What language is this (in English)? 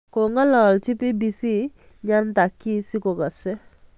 Kalenjin